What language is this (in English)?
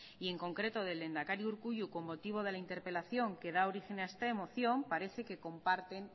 Spanish